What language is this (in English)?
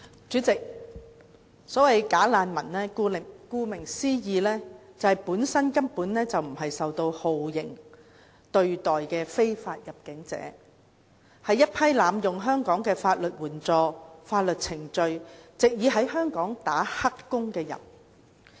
Cantonese